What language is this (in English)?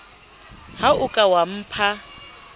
Southern Sotho